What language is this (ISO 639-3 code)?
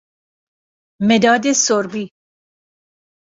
fas